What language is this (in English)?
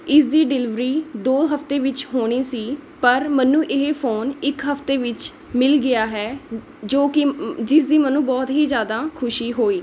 Punjabi